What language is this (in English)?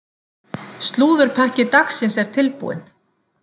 Icelandic